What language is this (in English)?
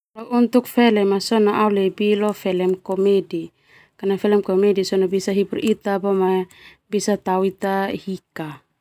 Termanu